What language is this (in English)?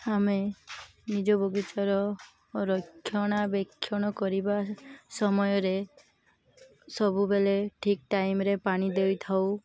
Odia